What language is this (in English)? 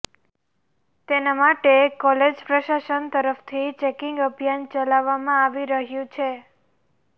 Gujarati